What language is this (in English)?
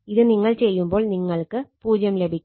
Malayalam